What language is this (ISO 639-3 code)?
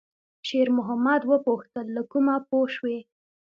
pus